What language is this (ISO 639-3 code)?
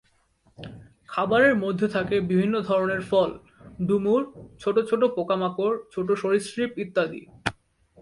ben